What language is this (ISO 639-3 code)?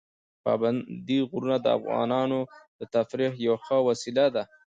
pus